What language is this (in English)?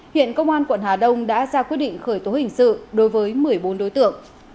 Vietnamese